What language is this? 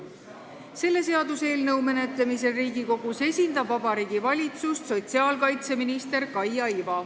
Estonian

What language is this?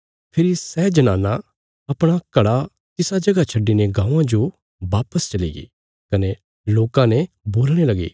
Bilaspuri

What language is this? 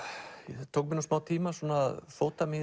Icelandic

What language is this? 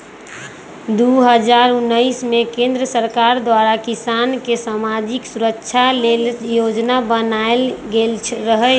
Magahi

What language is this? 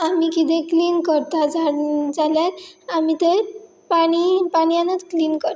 Konkani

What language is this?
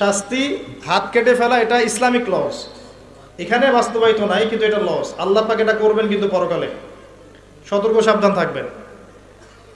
Bangla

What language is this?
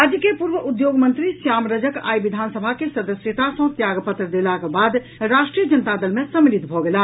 Maithili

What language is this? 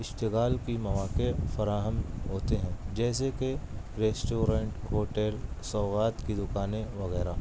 Urdu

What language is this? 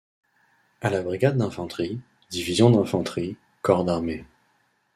French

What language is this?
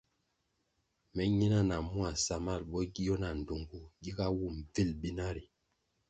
Kwasio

